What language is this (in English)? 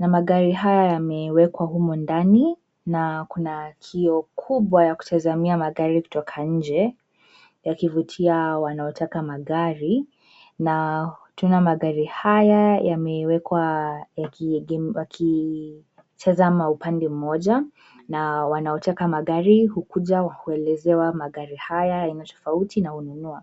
Swahili